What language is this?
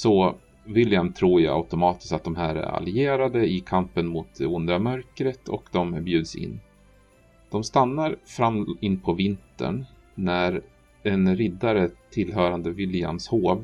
Swedish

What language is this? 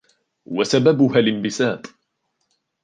Arabic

